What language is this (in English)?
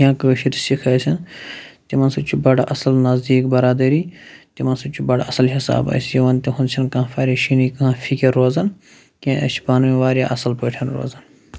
Kashmiri